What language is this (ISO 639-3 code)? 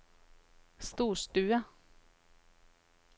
nor